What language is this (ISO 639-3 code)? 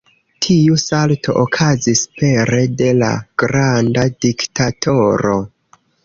epo